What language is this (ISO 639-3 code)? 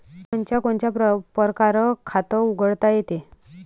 mar